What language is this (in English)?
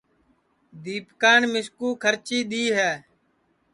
Sansi